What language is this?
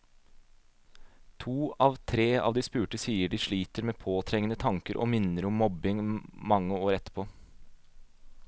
Norwegian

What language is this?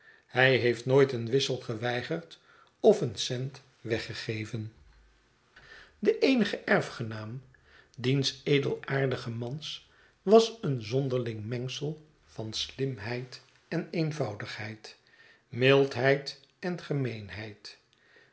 Dutch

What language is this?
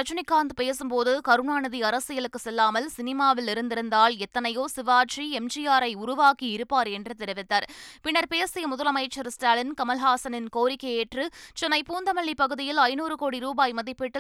Tamil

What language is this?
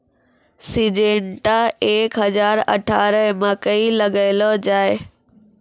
Maithili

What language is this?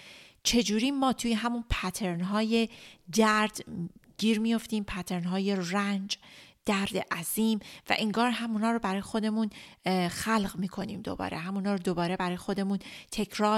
Persian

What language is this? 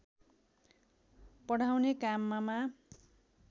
Nepali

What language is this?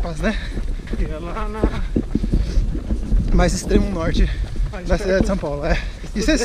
Portuguese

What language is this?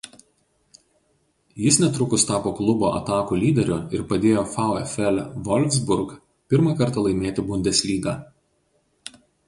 Lithuanian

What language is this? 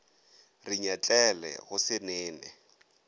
Northern Sotho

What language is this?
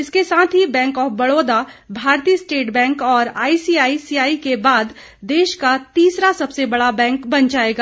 Hindi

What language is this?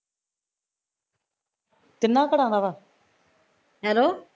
Punjabi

